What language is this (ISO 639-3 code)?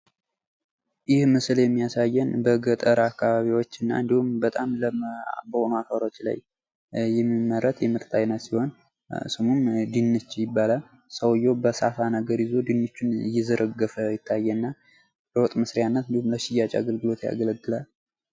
amh